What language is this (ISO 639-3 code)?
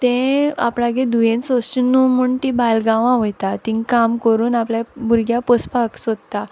kok